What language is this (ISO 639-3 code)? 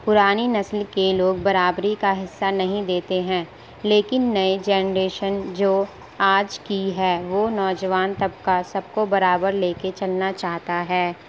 urd